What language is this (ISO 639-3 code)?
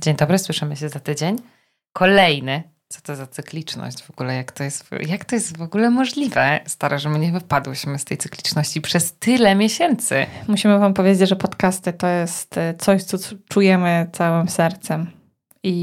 pol